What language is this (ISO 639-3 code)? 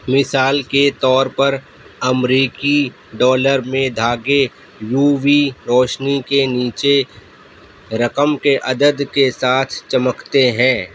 urd